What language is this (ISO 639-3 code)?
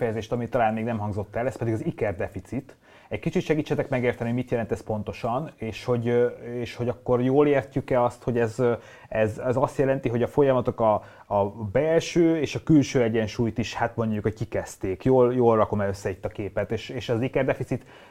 hun